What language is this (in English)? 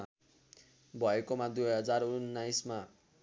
Nepali